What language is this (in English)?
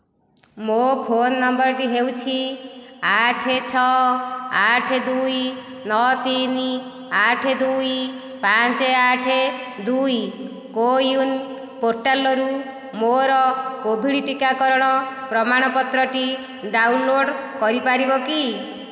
Odia